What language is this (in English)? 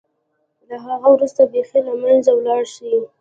Pashto